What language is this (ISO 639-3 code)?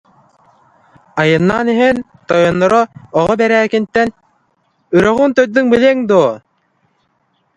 sah